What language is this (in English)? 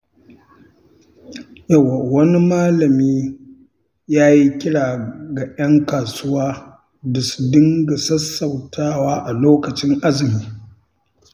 Hausa